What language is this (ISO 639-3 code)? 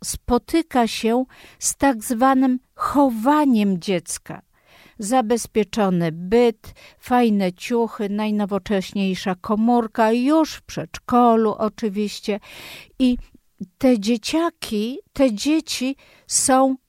pol